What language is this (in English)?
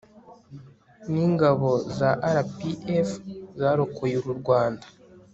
Kinyarwanda